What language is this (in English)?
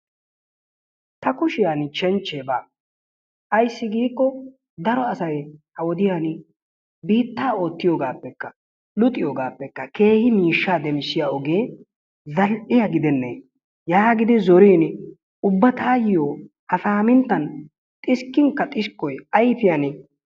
Wolaytta